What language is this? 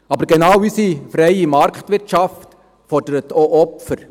Swiss German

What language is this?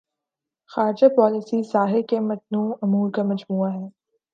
Urdu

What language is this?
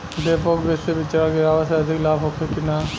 Bhojpuri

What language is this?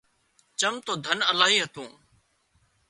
Wadiyara Koli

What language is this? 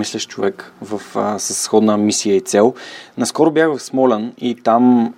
Bulgarian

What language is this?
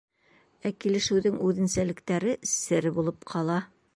Bashkir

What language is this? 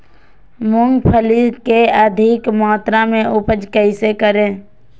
Magahi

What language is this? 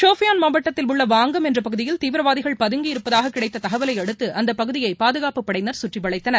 Tamil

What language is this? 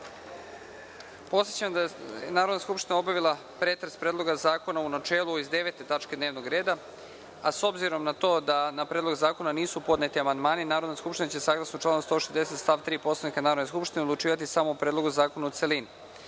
Serbian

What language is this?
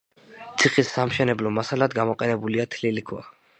Georgian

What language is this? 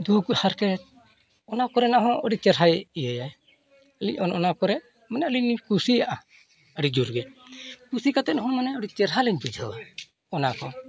Santali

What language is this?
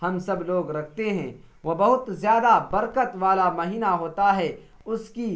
Urdu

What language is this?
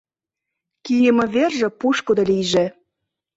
Mari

